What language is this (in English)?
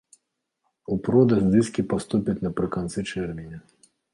Belarusian